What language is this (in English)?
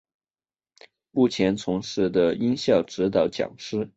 Chinese